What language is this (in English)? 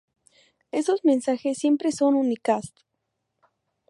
Spanish